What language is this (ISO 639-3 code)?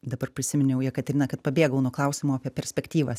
lit